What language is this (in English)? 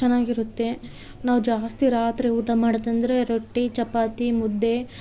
Kannada